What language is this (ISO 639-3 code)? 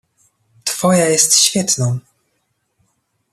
pol